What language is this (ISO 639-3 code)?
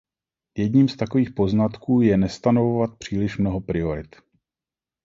ces